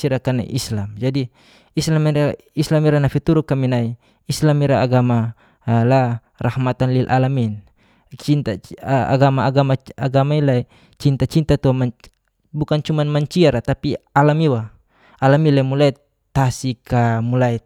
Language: Geser-Gorom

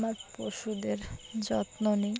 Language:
Bangla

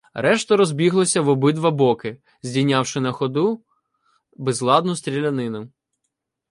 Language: Ukrainian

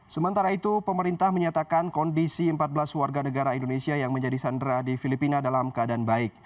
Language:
Indonesian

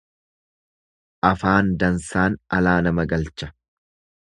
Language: Oromo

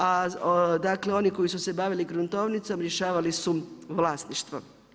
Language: Croatian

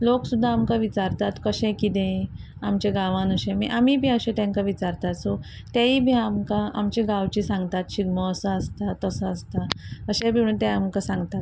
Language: Konkani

